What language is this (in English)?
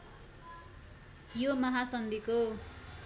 Nepali